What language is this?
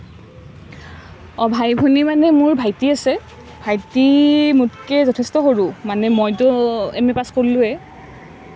Assamese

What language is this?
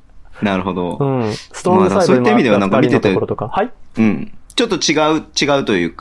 Japanese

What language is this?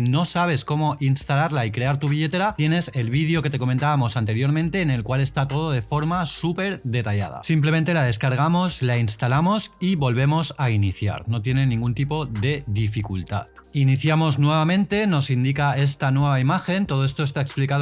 Spanish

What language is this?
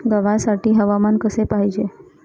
Marathi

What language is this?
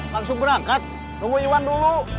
Indonesian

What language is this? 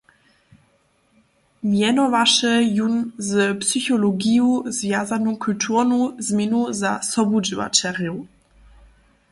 Upper Sorbian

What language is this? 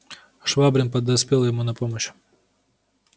Russian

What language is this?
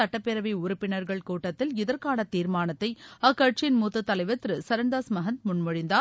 Tamil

